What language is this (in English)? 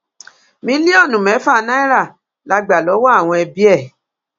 Yoruba